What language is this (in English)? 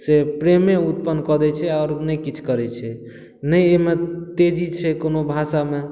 Maithili